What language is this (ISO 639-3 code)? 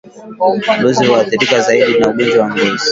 swa